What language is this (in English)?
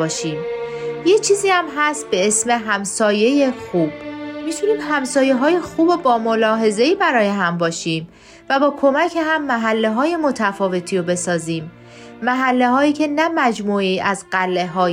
Persian